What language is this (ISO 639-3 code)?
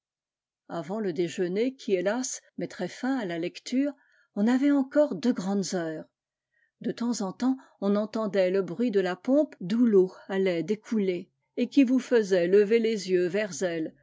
fra